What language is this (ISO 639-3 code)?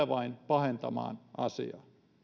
fin